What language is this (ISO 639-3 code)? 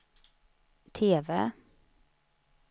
swe